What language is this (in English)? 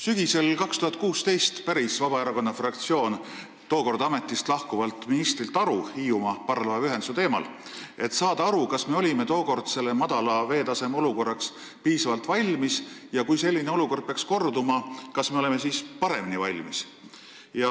Estonian